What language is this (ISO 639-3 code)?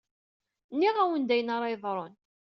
kab